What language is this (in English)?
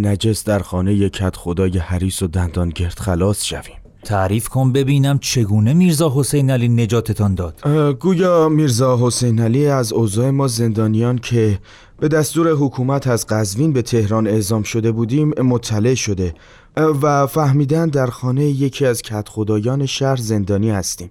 Persian